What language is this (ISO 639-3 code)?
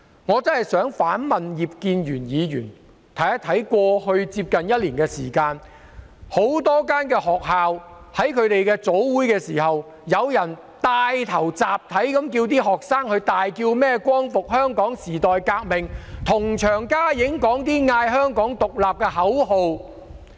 yue